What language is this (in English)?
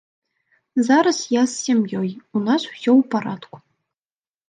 Belarusian